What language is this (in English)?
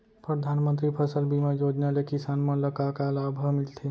Chhattisgarhi